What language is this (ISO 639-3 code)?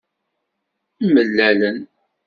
kab